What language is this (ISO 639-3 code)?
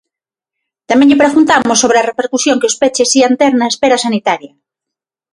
glg